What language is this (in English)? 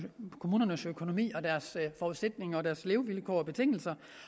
Danish